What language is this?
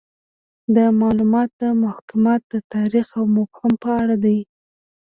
Pashto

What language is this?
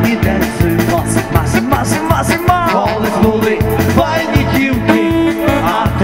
Arabic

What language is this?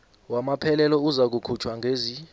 South Ndebele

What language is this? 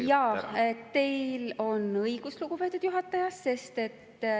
Estonian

